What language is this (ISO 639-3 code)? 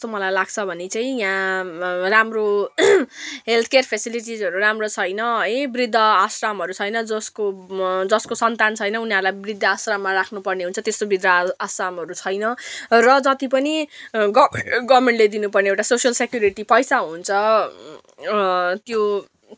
nep